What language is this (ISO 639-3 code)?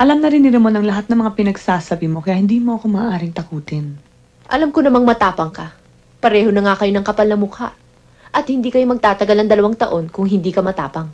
fil